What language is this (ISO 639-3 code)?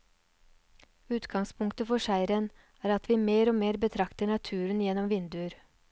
nor